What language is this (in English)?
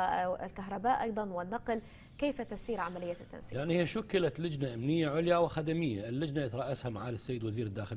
Arabic